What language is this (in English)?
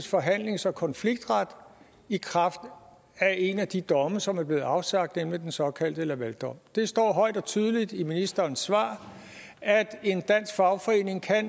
Danish